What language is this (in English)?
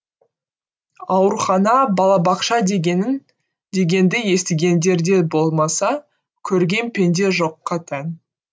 Kazakh